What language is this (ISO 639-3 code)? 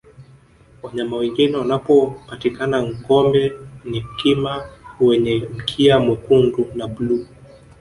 swa